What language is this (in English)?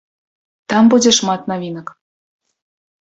Belarusian